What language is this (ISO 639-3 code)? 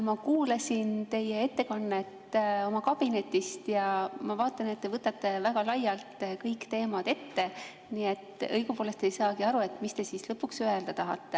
est